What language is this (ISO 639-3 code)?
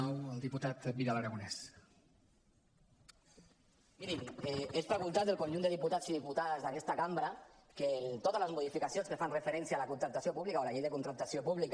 cat